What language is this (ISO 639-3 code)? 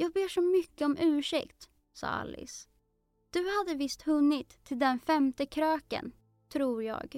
swe